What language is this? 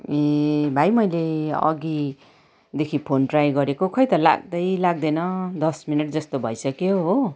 Nepali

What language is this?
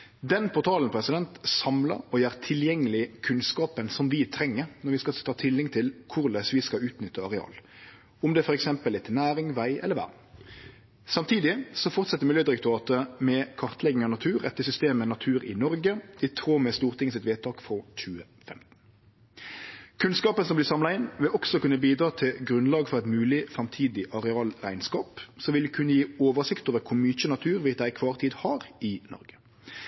Norwegian Nynorsk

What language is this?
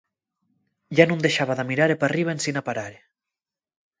Asturian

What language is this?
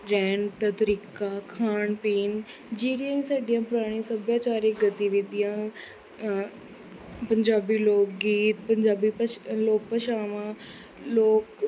Punjabi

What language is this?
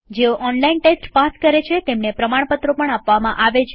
Gujarati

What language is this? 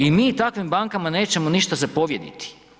Croatian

